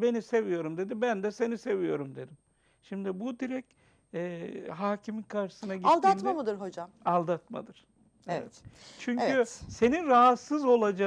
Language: Turkish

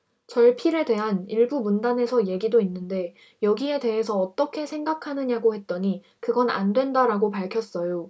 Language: Korean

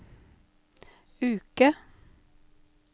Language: Norwegian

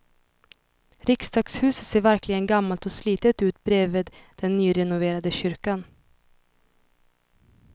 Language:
Swedish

